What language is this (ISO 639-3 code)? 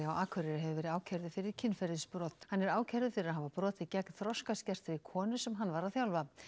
isl